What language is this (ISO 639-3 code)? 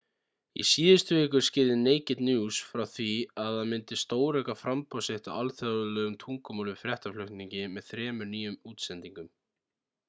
isl